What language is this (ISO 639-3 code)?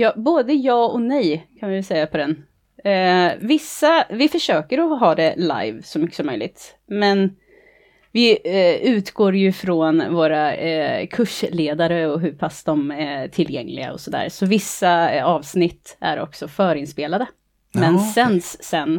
swe